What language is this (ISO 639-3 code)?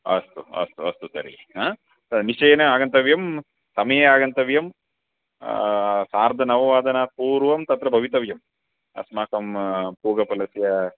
san